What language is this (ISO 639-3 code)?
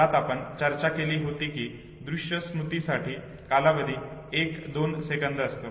mar